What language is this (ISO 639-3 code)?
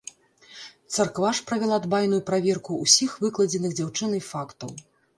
bel